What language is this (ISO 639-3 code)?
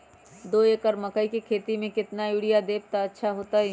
mag